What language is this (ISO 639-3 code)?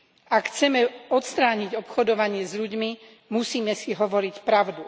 slk